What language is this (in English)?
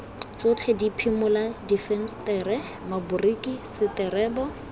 Tswana